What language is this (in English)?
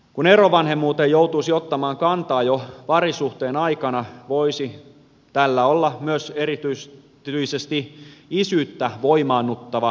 Finnish